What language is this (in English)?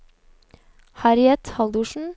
Norwegian